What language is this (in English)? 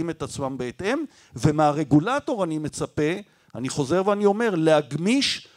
Hebrew